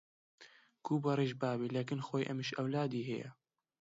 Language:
Central Kurdish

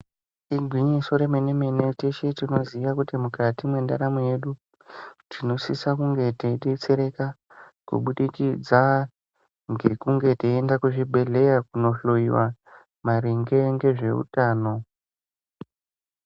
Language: Ndau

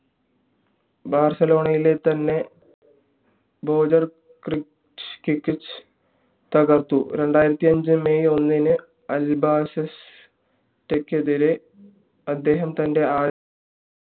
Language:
Malayalam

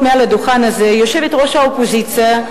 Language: Hebrew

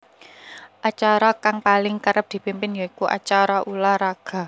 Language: Javanese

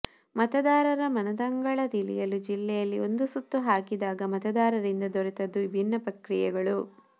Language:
Kannada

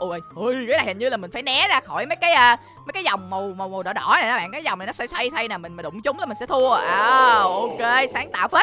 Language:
Vietnamese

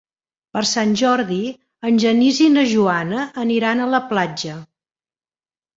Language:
Catalan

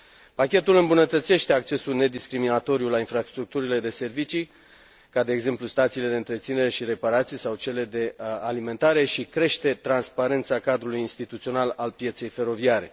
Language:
Romanian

